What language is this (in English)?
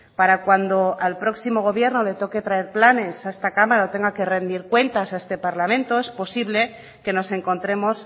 Spanish